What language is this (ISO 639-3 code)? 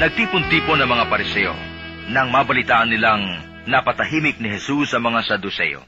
fil